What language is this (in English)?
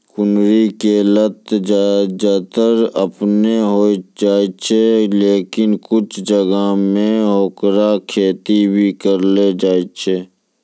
Maithili